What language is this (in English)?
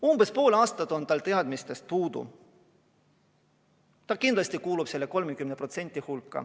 Estonian